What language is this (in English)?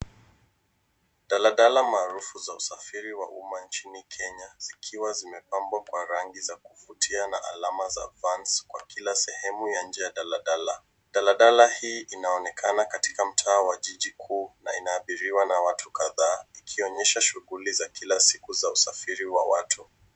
Swahili